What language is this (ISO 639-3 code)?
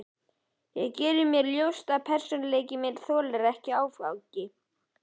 isl